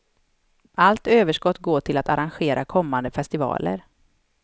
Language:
Swedish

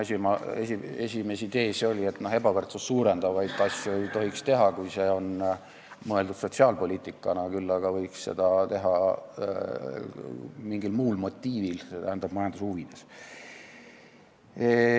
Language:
Estonian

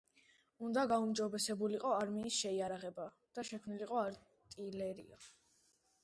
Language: Georgian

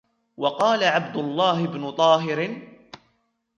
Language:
Arabic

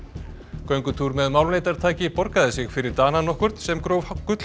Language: Icelandic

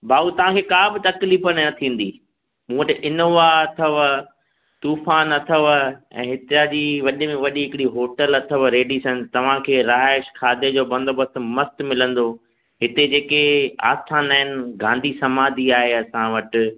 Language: Sindhi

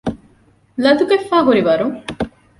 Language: Divehi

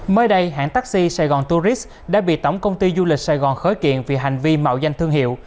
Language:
Vietnamese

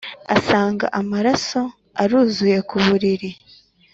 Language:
Kinyarwanda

